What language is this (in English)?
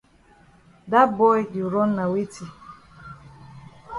Cameroon Pidgin